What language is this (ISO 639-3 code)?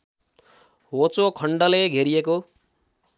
nep